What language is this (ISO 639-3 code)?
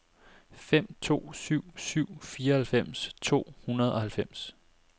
dan